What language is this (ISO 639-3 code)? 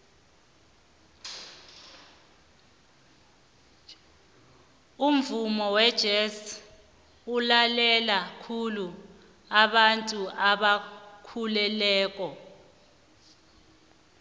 nbl